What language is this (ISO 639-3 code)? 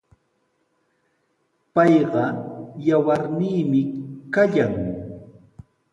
qws